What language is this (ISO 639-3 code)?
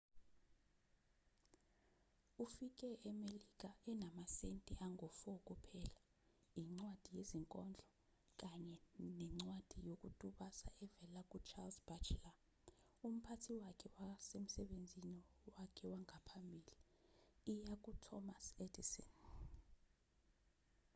zul